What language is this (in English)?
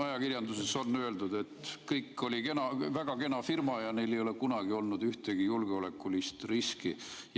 Estonian